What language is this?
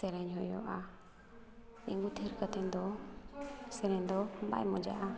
Santali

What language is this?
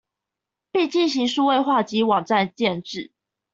Chinese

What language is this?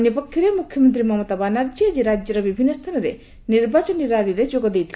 Odia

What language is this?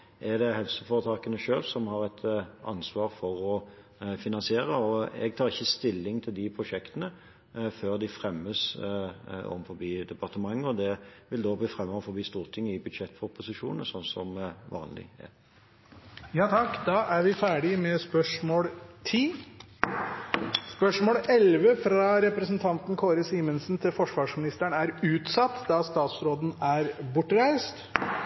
Norwegian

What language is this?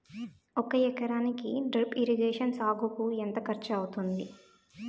Telugu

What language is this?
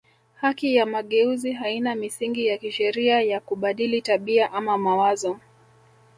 Swahili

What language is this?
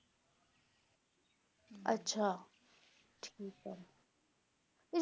Punjabi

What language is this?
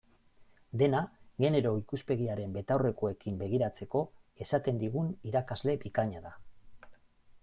Basque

